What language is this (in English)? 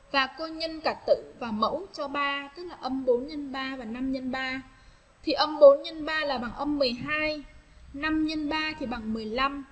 Vietnamese